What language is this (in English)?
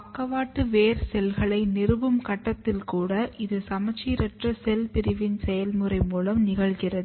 Tamil